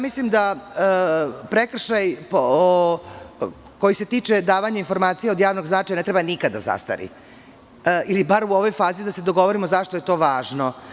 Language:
Serbian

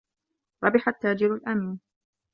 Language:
Arabic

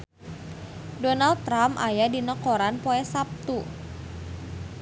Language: Sundanese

